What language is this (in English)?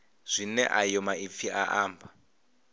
Venda